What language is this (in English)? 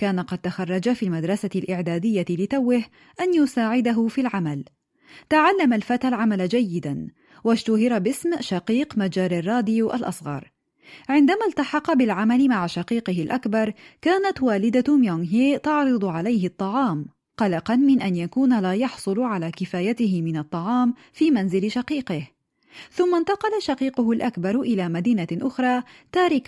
Arabic